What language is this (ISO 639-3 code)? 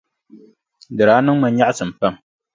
dag